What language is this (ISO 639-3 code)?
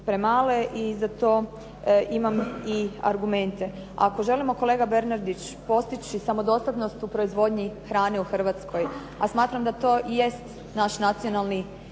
hrv